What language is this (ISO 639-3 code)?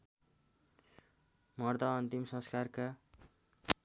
nep